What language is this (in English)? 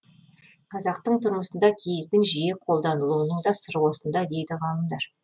Kazakh